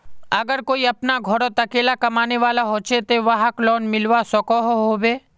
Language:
Magahi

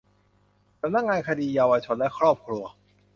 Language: Thai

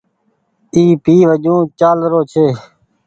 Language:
Goaria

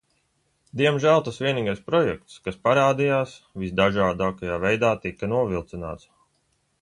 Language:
Latvian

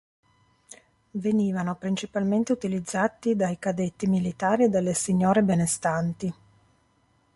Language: Italian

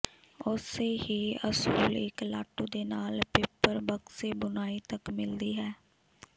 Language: Punjabi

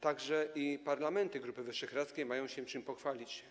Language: Polish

